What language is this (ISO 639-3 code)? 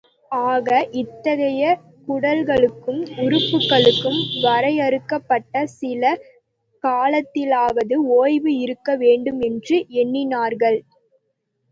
tam